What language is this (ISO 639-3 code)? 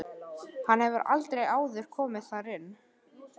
isl